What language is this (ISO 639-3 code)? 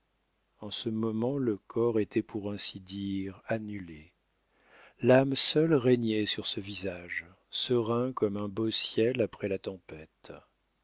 fra